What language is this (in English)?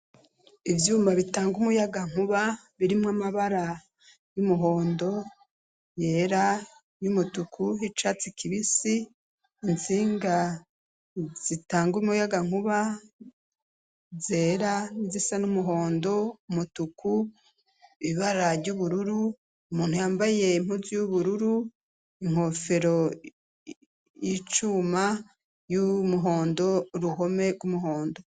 Rundi